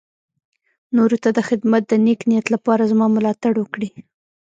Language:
Pashto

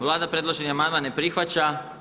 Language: Croatian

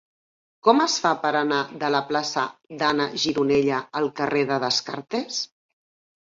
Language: Catalan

